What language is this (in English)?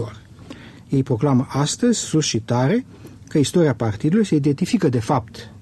Romanian